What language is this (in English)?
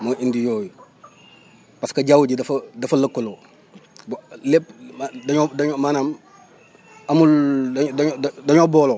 Wolof